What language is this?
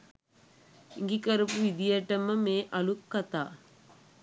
Sinhala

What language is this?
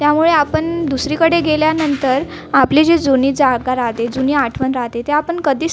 Marathi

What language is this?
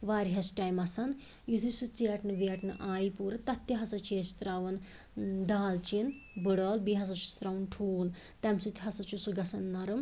Kashmiri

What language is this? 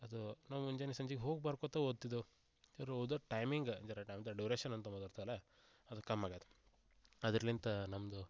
Kannada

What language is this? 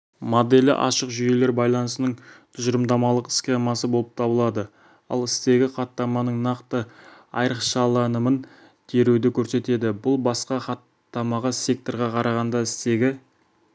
Kazakh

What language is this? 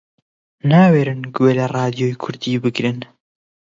Central Kurdish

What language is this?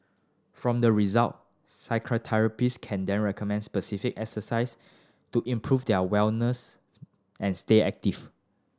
English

